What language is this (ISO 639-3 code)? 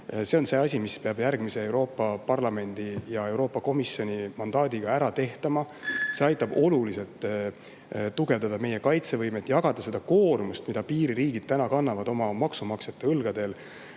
est